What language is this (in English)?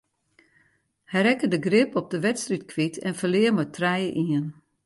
Western Frisian